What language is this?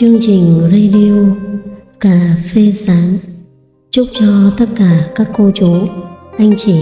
Vietnamese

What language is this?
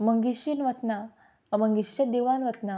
Konkani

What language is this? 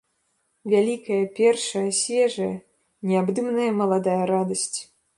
Belarusian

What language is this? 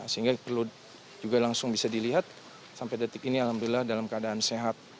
Indonesian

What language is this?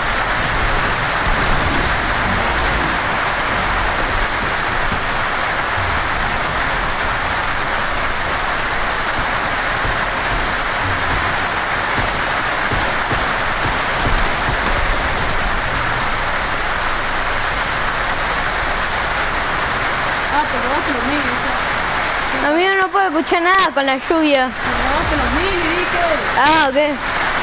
Spanish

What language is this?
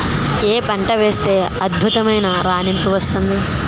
Telugu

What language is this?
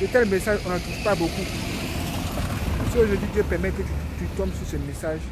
French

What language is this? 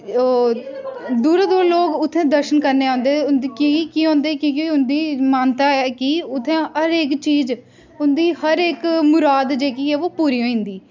Dogri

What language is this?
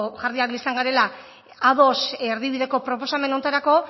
Basque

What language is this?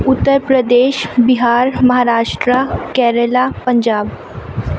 Urdu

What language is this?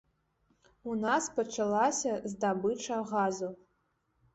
Belarusian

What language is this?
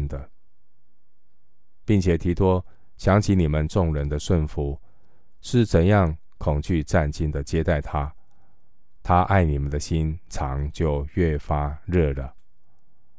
Chinese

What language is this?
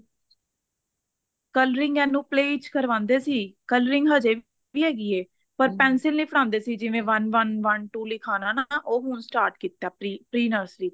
Punjabi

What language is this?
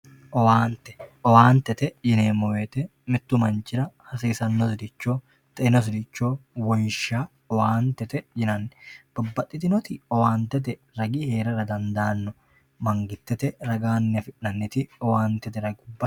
Sidamo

